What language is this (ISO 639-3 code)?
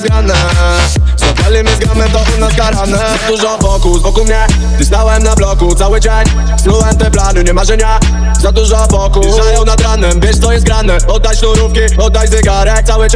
pol